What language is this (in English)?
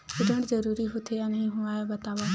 Chhattisgarhi